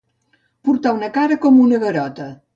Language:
Catalan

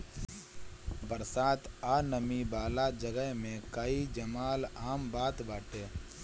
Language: Bhojpuri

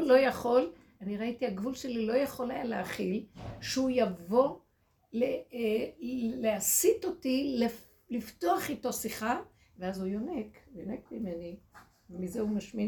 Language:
Hebrew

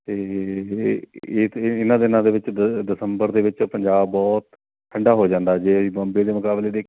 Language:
Punjabi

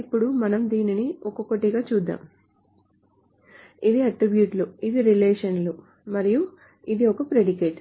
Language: Telugu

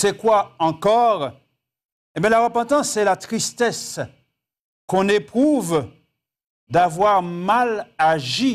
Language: French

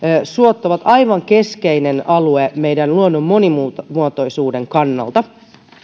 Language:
Finnish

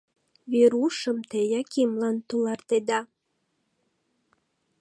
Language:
Mari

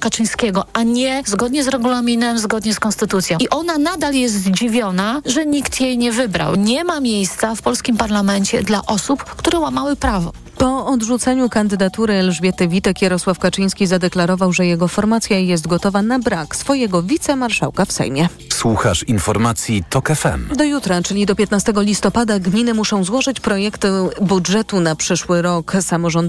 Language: Polish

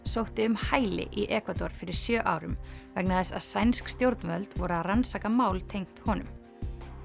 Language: Icelandic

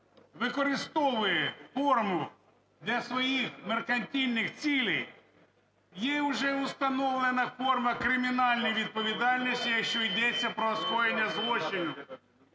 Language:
Ukrainian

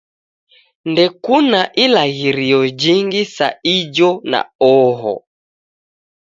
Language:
Taita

